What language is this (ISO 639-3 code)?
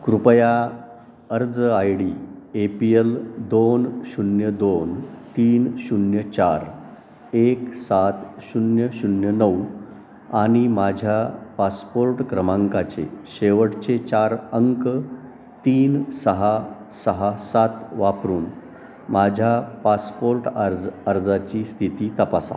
mar